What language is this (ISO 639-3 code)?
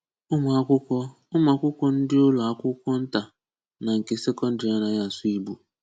ibo